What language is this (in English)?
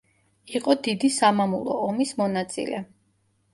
Georgian